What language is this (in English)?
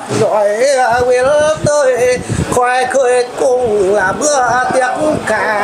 Vietnamese